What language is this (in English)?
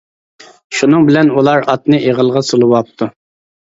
Uyghur